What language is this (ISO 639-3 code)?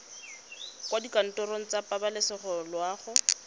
tsn